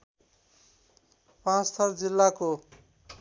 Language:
Nepali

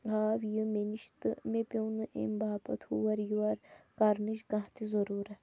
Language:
Kashmiri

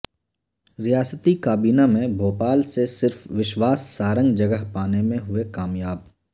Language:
Urdu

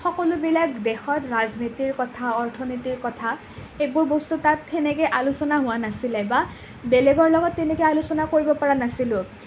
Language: Assamese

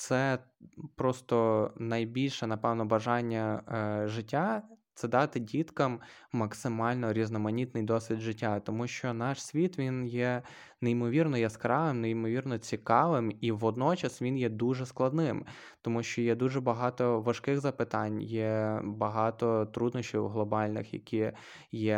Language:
Ukrainian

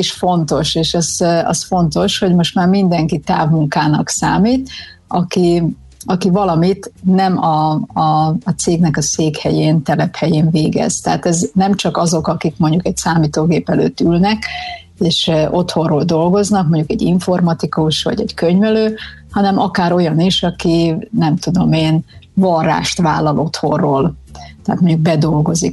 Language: Hungarian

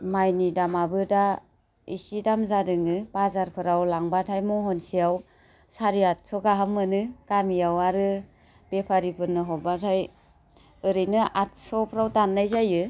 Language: Bodo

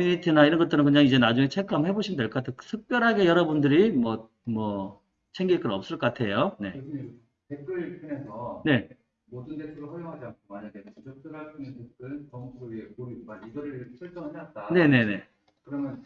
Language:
Korean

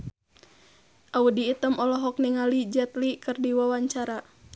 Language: Sundanese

